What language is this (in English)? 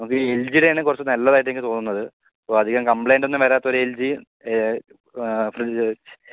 Malayalam